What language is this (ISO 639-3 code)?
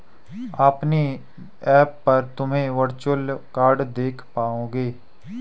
hin